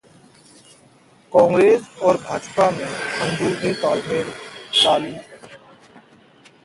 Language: Hindi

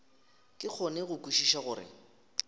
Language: Northern Sotho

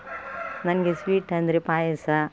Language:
Kannada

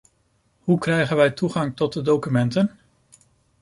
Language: Dutch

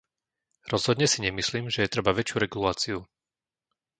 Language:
Slovak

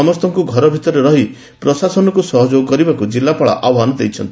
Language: Odia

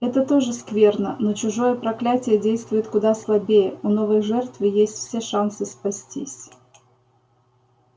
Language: Russian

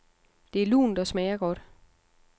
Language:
Danish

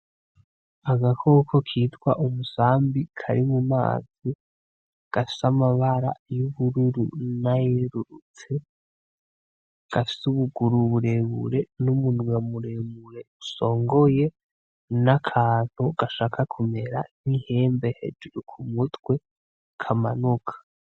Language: Rundi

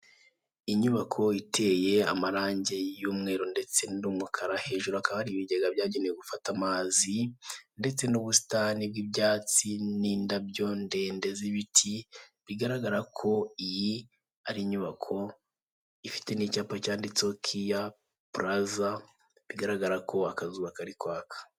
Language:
Kinyarwanda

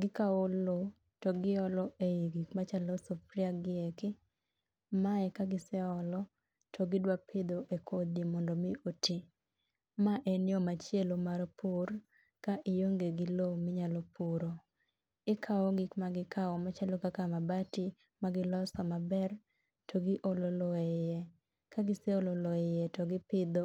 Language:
Luo (Kenya and Tanzania)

